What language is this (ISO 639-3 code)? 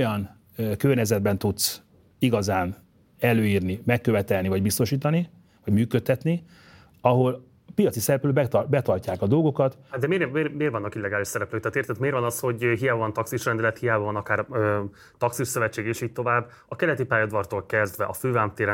hun